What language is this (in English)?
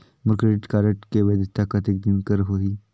Chhattisgarhi